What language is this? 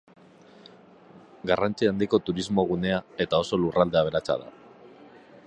Basque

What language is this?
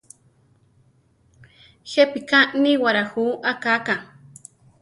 Central Tarahumara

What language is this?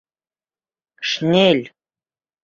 Bashkir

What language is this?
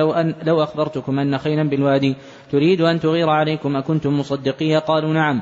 Arabic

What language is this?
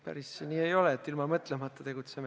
Estonian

